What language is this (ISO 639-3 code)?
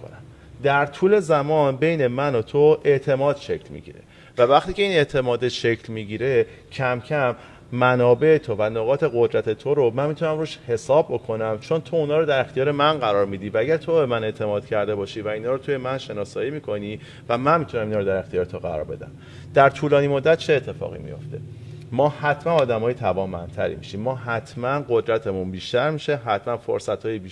fas